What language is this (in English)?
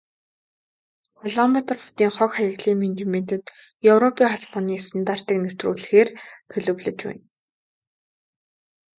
Mongolian